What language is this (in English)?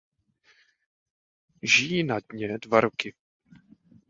Czech